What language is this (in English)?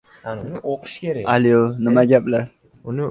Uzbek